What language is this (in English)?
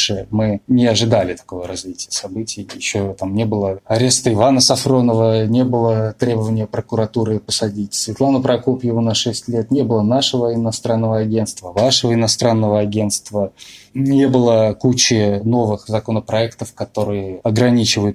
Russian